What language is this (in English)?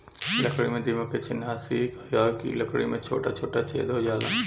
Bhojpuri